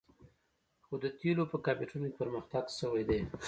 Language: Pashto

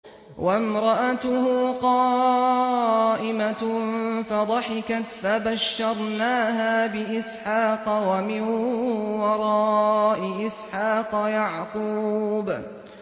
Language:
Arabic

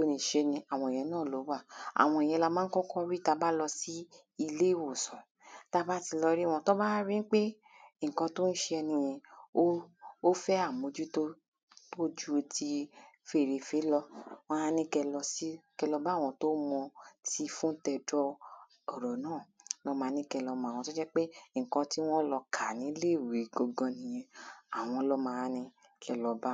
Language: Yoruba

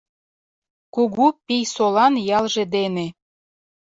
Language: Mari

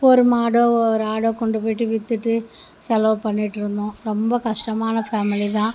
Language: Tamil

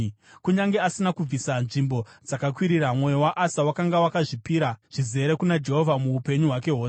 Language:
Shona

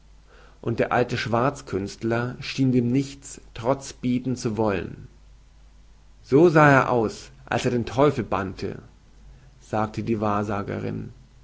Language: German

